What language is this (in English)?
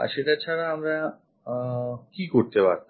Bangla